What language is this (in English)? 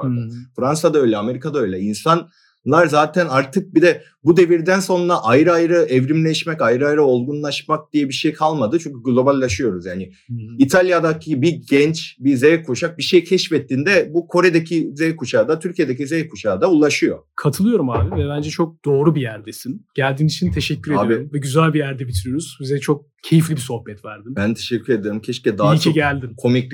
Turkish